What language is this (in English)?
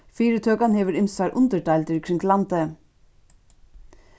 Faroese